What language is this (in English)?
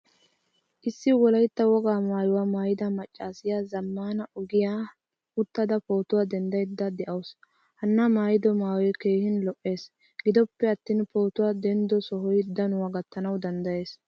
Wolaytta